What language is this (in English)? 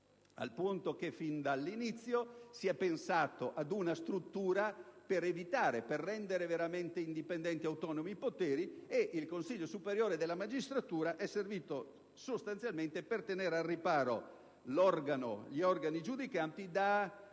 Italian